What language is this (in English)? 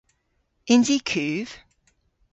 Cornish